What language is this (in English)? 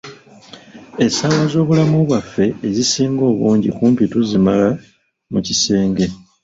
Ganda